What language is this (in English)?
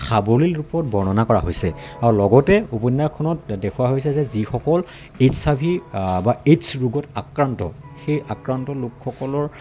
Assamese